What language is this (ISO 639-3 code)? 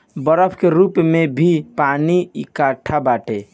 bho